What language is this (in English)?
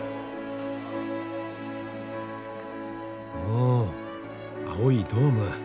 Japanese